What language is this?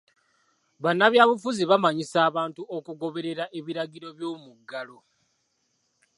Ganda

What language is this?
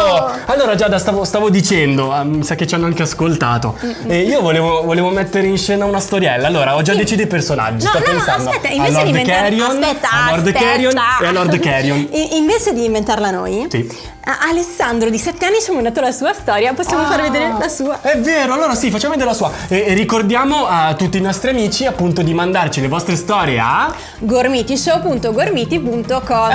Italian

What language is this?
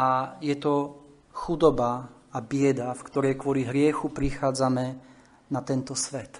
Slovak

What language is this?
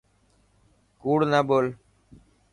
Dhatki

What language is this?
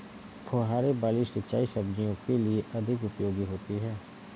Hindi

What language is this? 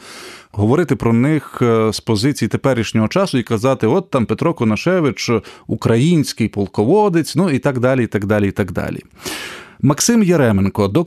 Ukrainian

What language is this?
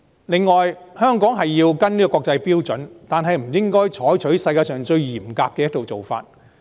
Cantonese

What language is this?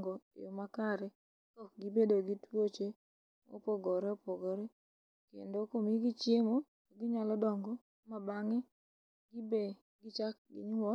Luo (Kenya and Tanzania)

